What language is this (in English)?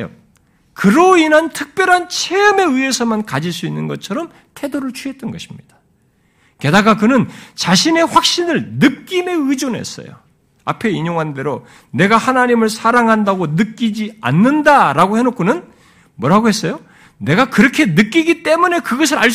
Korean